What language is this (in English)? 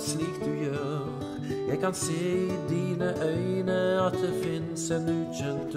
Norwegian